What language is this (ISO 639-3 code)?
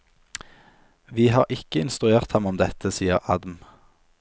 nor